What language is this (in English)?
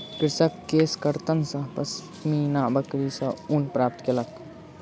Maithili